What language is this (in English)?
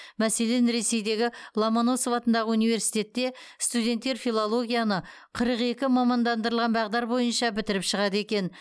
Kazakh